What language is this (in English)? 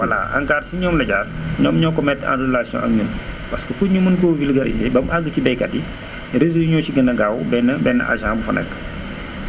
Wolof